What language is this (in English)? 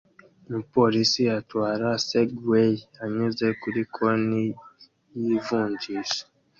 Kinyarwanda